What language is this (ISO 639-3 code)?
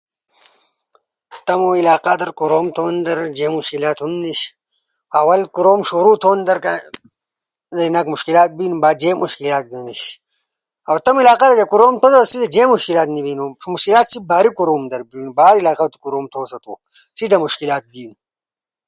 ush